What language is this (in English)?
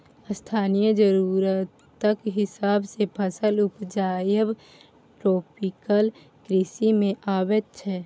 Maithili